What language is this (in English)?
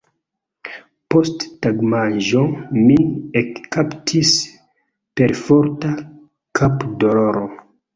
Esperanto